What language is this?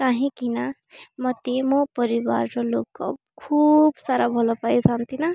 Odia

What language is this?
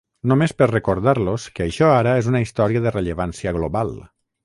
Catalan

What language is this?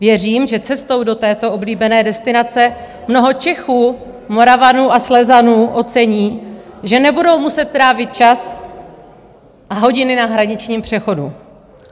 Czech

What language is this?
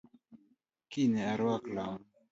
Luo (Kenya and Tanzania)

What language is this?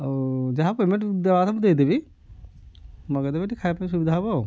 Odia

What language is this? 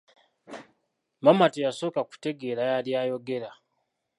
Ganda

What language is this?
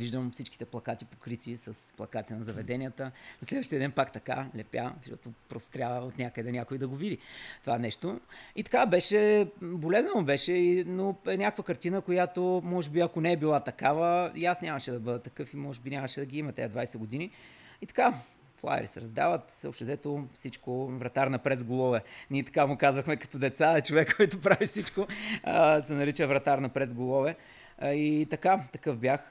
Bulgarian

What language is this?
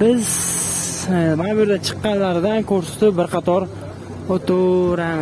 Turkish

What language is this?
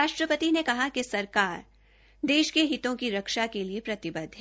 Hindi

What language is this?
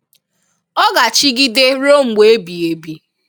Igbo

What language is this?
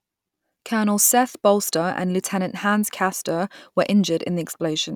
English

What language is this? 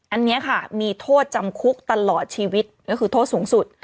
Thai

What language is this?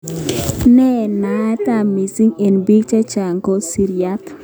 Kalenjin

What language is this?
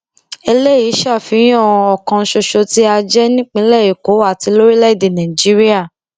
Yoruba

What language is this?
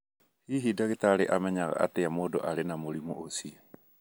Kikuyu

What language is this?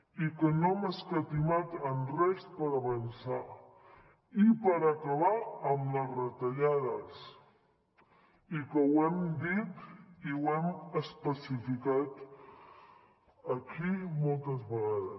Catalan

